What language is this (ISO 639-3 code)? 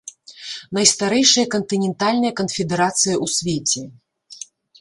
bel